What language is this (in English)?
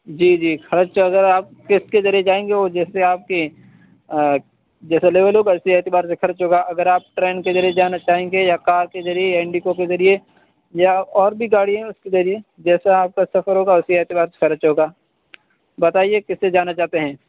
Urdu